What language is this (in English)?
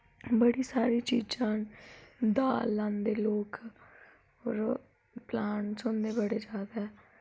Dogri